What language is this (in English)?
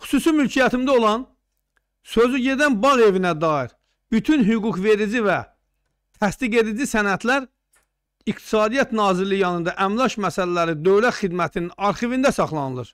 Turkish